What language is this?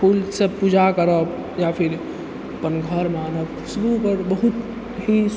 Maithili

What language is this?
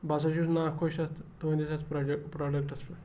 Kashmiri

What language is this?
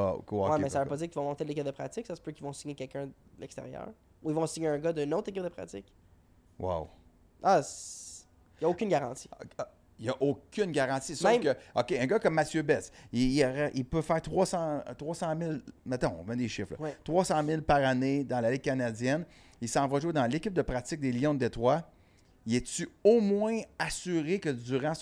French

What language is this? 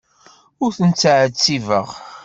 Kabyle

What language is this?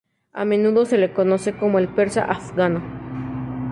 Spanish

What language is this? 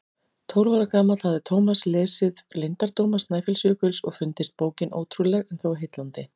Icelandic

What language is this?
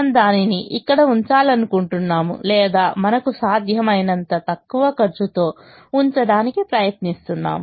Telugu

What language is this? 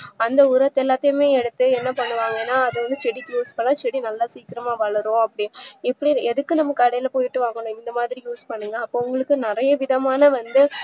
Tamil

